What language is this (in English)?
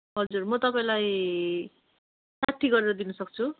Nepali